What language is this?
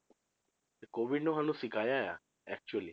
Punjabi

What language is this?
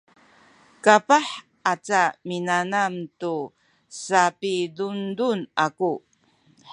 Sakizaya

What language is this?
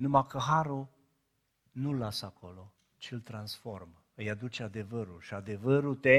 Romanian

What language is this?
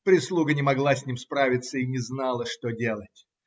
Russian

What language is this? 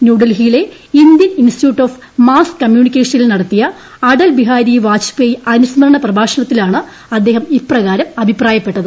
Malayalam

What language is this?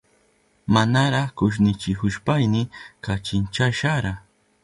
Southern Pastaza Quechua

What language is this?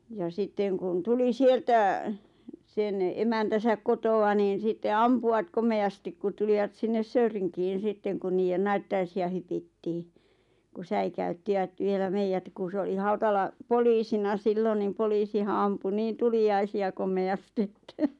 Finnish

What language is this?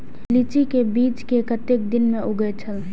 Maithili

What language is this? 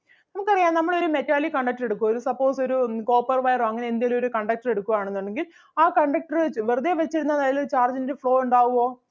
Malayalam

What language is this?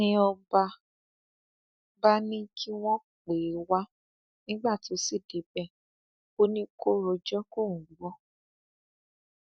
Yoruba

